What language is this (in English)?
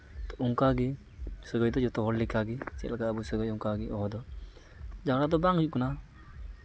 Santali